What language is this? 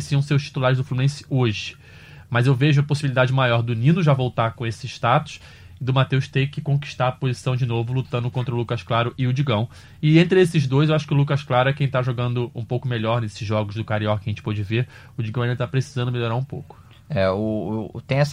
Portuguese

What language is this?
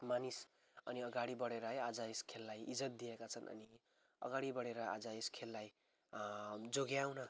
Nepali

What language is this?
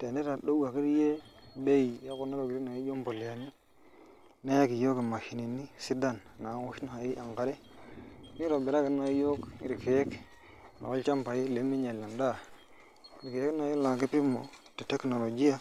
Masai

